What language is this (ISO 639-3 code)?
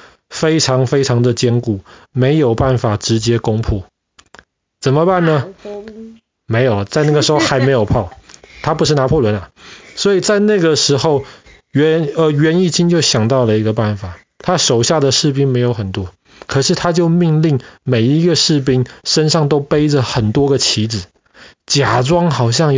zho